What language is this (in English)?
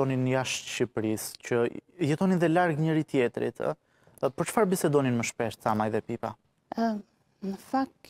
Romanian